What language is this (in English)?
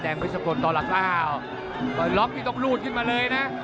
Thai